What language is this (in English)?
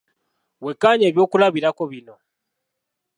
Ganda